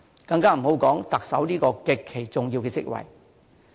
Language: Cantonese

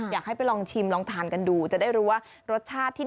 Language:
Thai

